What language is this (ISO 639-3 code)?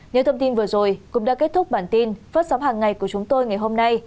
vie